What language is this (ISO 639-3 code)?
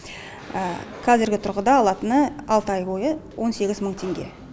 kaz